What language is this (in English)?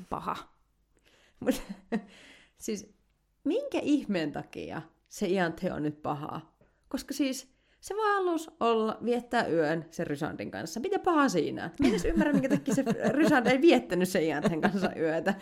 Finnish